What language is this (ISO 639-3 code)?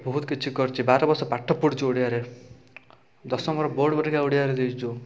ori